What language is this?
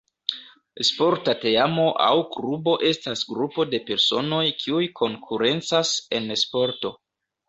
Esperanto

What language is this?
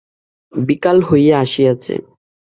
Bangla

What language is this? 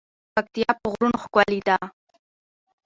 Pashto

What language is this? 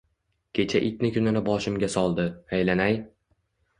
Uzbek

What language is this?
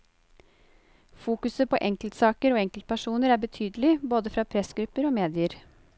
Norwegian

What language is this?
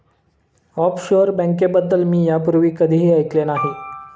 Marathi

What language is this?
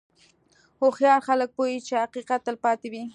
Pashto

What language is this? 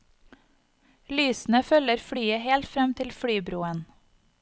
Norwegian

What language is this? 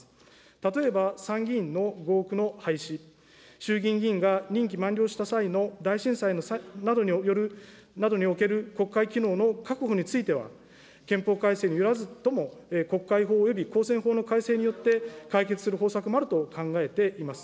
Japanese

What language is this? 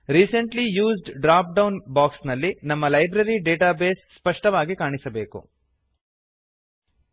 Kannada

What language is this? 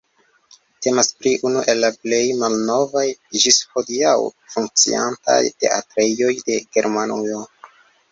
Esperanto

